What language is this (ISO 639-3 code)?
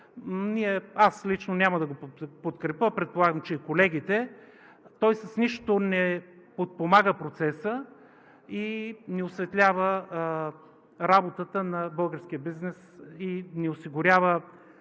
bul